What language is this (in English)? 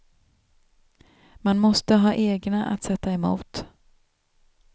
Swedish